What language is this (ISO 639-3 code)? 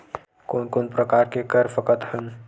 hne